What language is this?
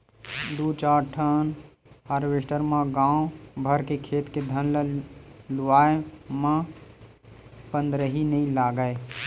Chhattisgarhi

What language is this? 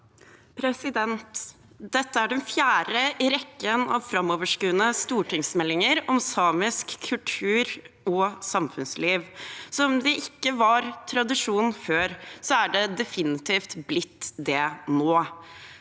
Norwegian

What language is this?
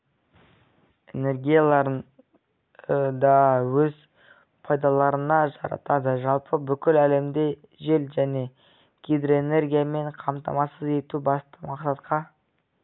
Kazakh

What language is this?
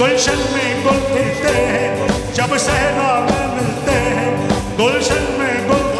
Arabic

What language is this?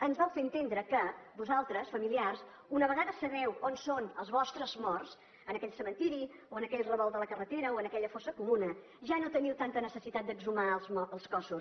Catalan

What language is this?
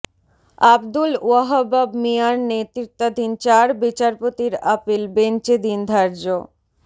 Bangla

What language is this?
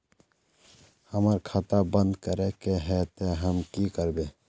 Magahi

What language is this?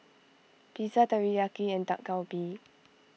English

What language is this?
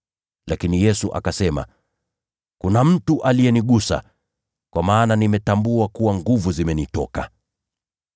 Swahili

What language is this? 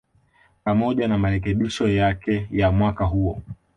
Swahili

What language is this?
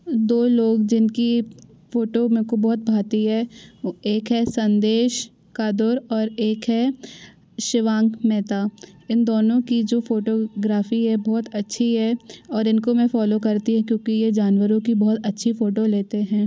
Hindi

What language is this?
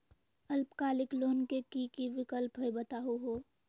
Magahi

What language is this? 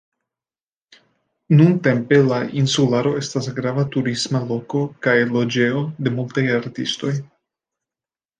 Esperanto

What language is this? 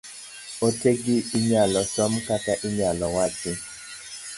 Luo (Kenya and Tanzania)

